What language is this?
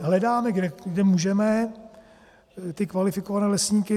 Czech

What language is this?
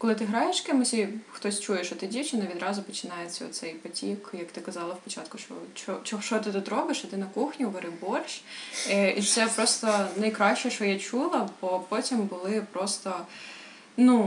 Ukrainian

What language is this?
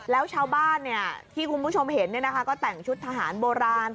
Thai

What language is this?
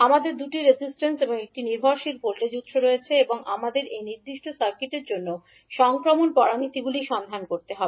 Bangla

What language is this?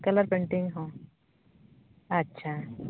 Santali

